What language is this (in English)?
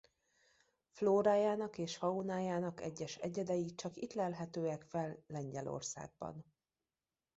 Hungarian